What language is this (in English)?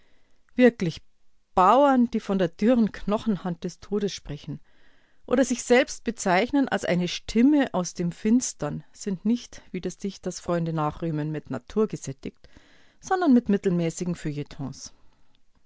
German